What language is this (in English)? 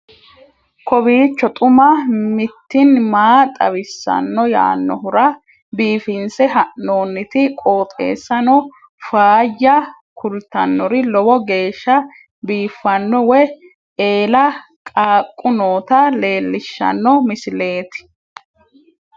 Sidamo